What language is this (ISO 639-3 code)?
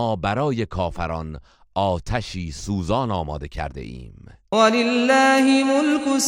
fas